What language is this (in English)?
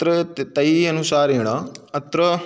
Sanskrit